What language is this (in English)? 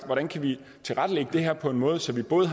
Danish